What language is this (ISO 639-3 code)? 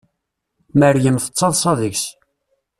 kab